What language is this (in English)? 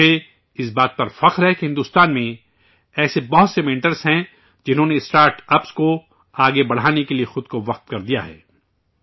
Urdu